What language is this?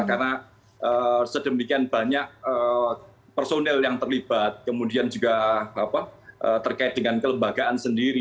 Indonesian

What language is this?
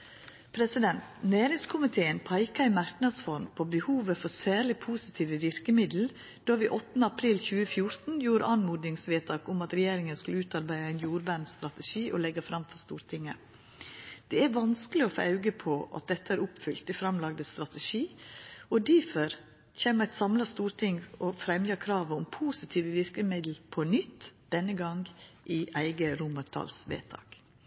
Norwegian Nynorsk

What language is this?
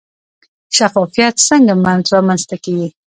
Pashto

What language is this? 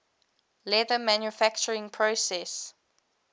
English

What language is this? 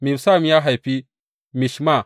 Hausa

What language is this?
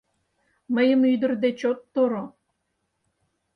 Mari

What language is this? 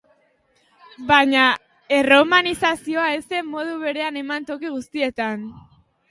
Basque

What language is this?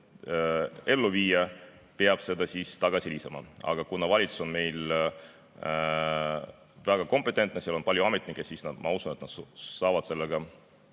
Estonian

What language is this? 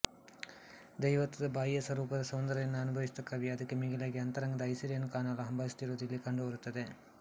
Kannada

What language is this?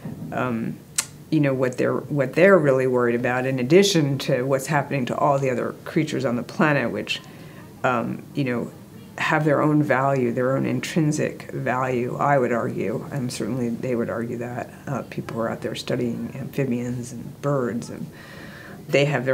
Dutch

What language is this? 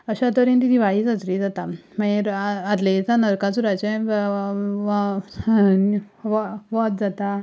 Konkani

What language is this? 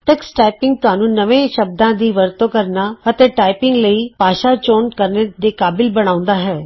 Punjabi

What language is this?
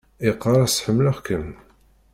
Kabyle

